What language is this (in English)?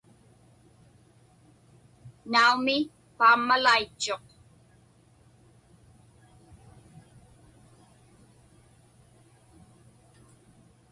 Inupiaq